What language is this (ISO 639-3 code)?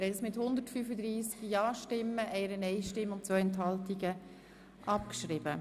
gsw